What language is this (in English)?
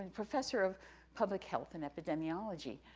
English